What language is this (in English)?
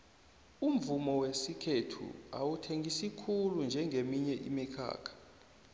South Ndebele